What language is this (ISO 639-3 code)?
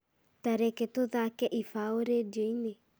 kik